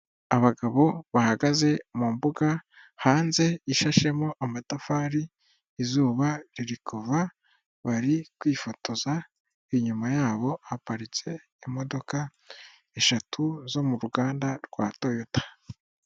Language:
Kinyarwanda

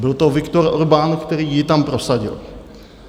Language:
Czech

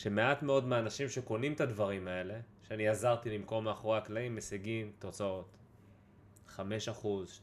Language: Hebrew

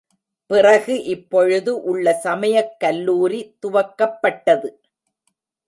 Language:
Tamil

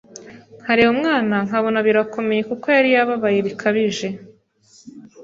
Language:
Kinyarwanda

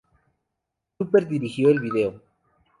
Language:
Spanish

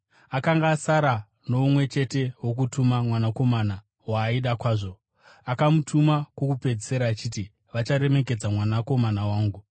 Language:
Shona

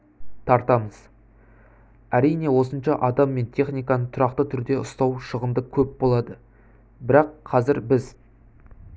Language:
Kazakh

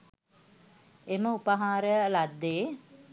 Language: Sinhala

